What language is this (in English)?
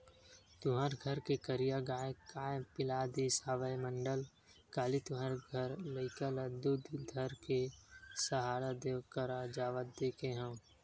Chhattisgarhi